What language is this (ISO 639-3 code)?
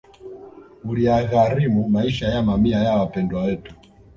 swa